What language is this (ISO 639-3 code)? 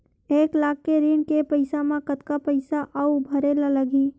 hne